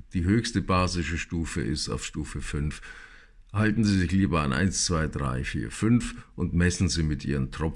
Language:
German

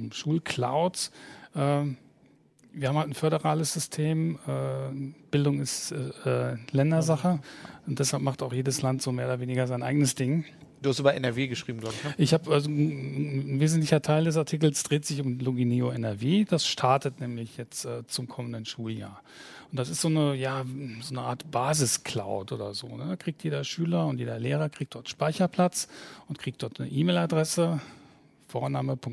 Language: German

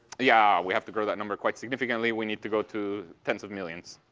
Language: English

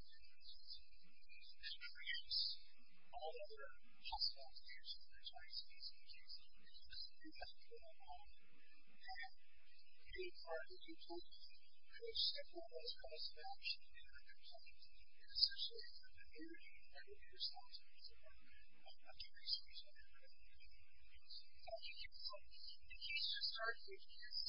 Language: English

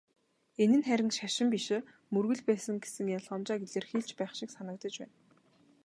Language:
Mongolian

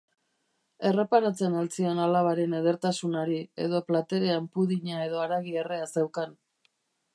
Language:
Basque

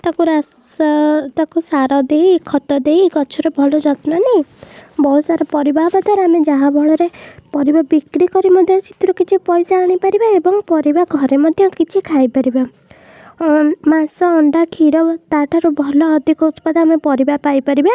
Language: Odia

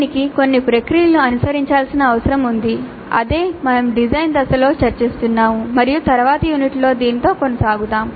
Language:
Telugu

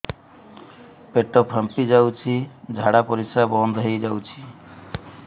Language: Odia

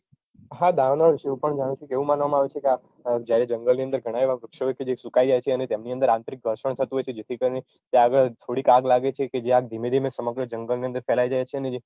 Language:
Gujarati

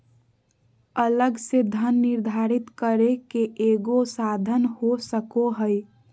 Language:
Magahi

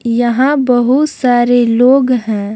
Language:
Hindi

